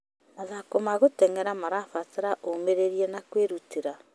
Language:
Kikuyu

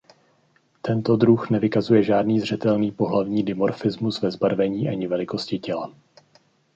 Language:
Czech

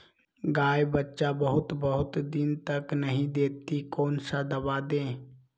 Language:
Magahi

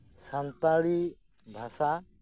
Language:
Santali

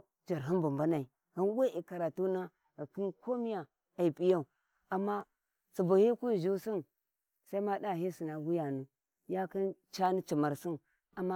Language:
Warji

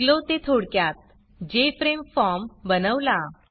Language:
Marathi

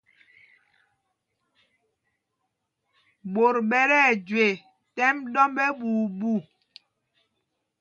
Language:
Mpumpong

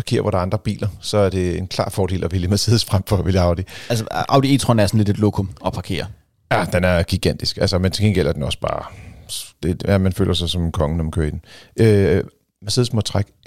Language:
Danish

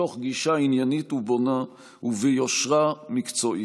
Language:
Hebrew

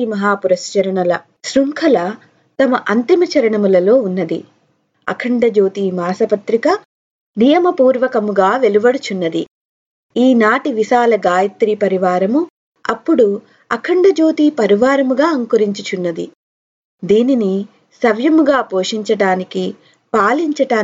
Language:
Telugu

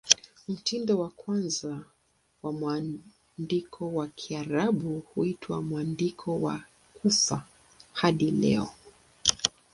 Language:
Swahili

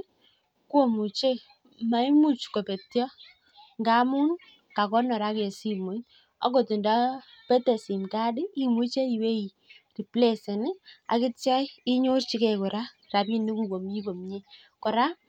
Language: Kalenjin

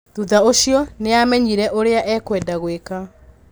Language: Kikuyu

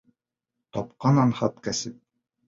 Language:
Bashkir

